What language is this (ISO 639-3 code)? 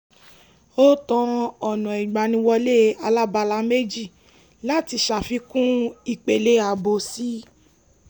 yor